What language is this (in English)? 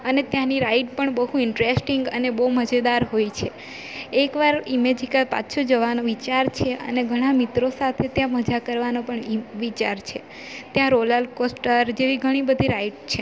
Gujarati